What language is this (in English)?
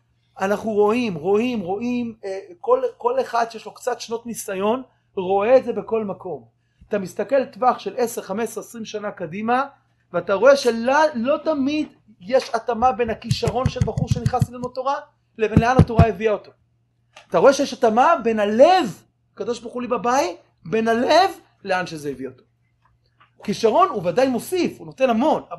Hebrew